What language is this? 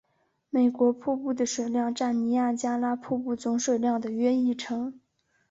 Chinese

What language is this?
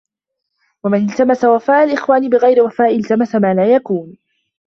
Arabic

